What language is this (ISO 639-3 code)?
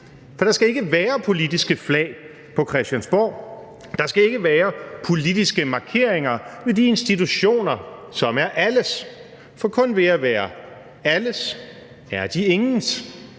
dan